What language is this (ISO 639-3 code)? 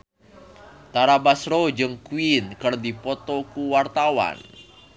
sun